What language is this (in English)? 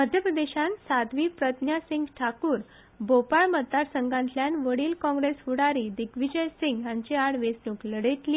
Konkani